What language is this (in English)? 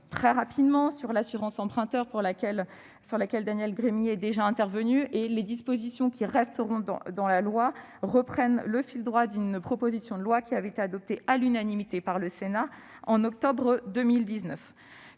French